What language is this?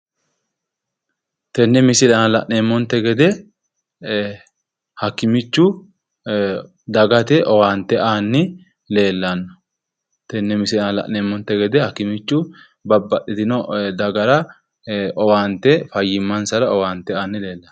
Sidamo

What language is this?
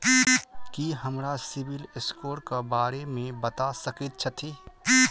Maithili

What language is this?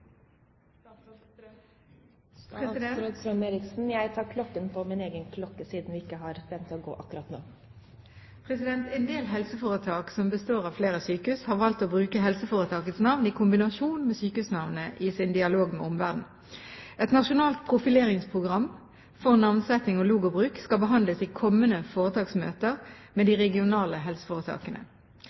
Norwegian Bokmål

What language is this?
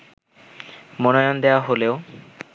Bangla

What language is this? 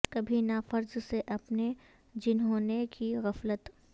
Urdu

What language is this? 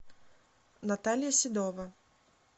Russian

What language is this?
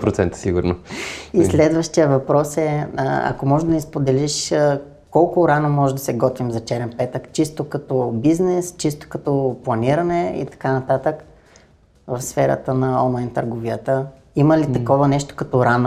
Bulgarian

